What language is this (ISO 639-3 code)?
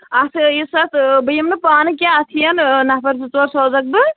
kas